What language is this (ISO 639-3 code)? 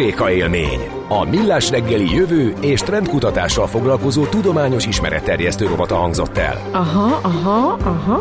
hun